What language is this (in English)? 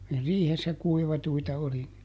Finnish